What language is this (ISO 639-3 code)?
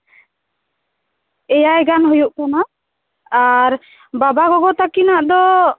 sat